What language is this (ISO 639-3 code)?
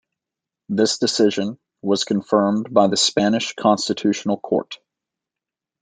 eng